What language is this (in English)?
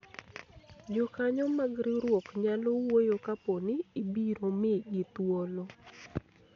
Luo (Kenya and Tanzania)